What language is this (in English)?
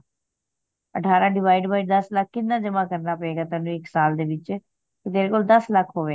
Punjabi